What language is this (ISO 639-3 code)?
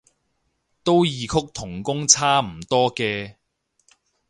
yue